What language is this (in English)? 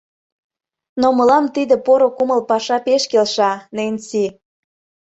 Mari